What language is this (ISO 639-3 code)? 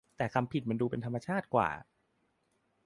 tha